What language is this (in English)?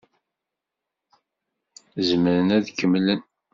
Kabyle